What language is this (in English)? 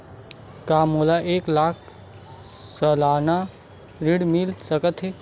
Chhattisgarhi